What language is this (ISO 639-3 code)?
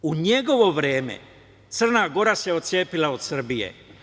srp